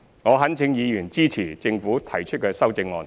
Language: Cantonese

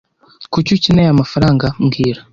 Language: Kinyarwanda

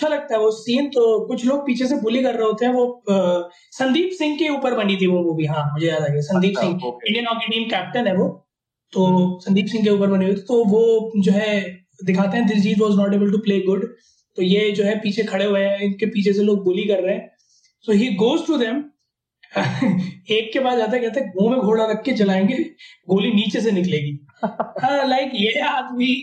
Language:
Hindi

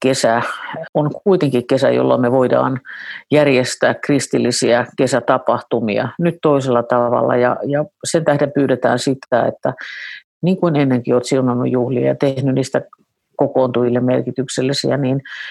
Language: Finnish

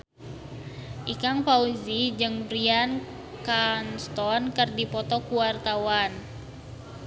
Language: Sundanese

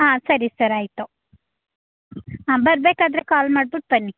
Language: Kannada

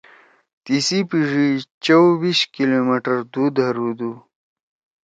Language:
Torwali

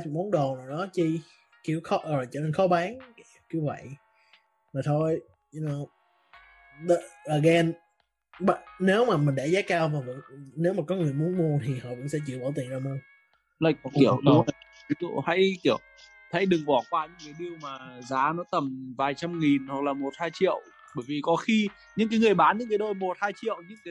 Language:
Vietnamese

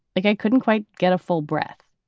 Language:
English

